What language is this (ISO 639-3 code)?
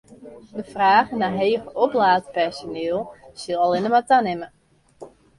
fry